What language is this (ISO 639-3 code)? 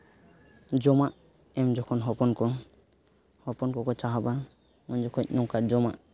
sat